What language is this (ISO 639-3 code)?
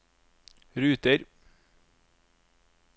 nor